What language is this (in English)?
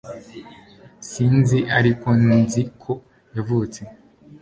Kinyarwanda